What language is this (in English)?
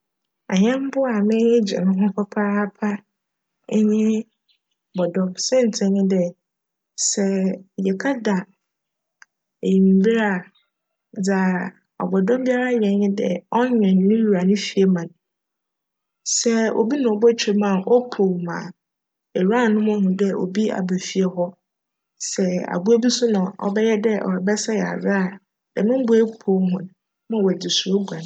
Akan